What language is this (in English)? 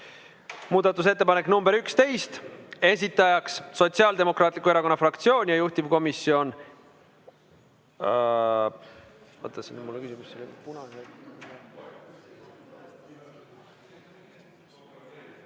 Estonian